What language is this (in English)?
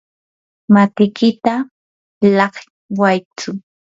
Yanahuanca Pasco Quechua